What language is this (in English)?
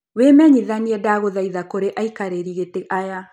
Kikuyu